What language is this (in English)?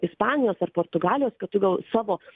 Lithuanian